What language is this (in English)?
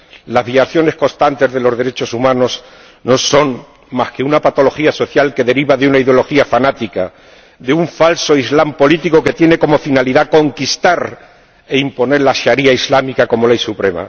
Spanish